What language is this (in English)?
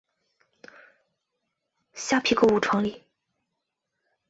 Chinese